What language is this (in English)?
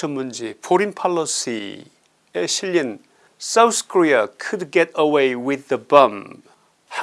Korean